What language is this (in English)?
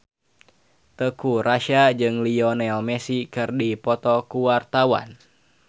Sundanese